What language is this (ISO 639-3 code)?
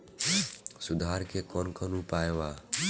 bho